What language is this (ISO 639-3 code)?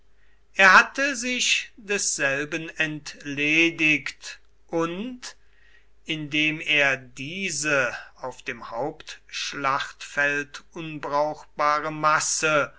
deu